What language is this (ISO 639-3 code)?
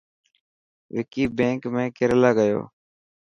mki